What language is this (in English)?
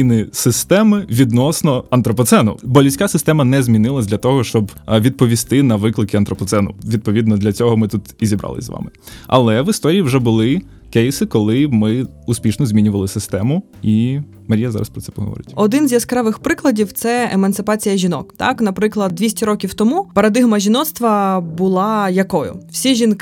Ukrainian